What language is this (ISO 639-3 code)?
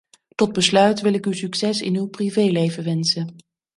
nld